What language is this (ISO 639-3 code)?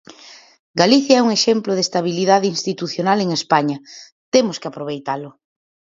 glg